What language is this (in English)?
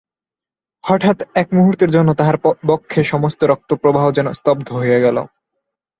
Bangla